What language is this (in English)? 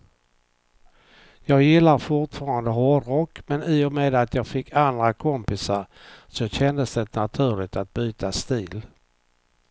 Swedish